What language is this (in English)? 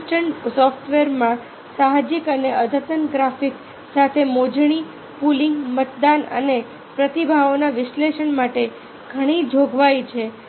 Gujarati